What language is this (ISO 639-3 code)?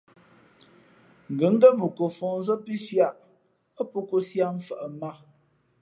fmp